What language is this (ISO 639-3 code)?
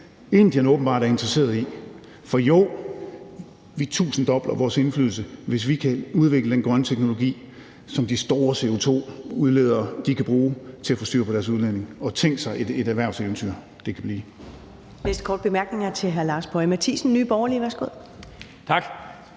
dan